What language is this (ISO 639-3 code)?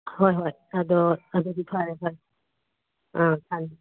mni